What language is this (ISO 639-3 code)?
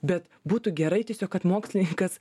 lit